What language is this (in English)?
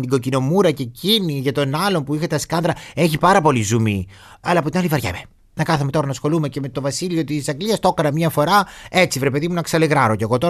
Greek